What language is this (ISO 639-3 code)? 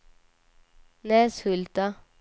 swe